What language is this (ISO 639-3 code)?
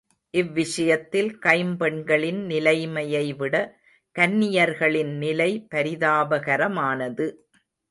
tam